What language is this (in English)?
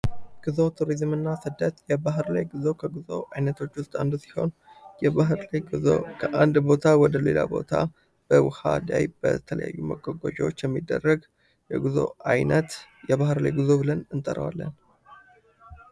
Amharic